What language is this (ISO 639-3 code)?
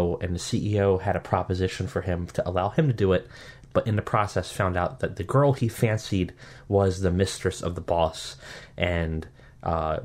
eng